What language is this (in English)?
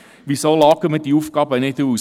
Swiss German